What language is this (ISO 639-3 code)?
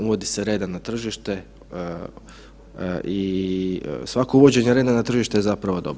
hrv